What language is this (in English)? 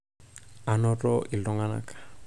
Masai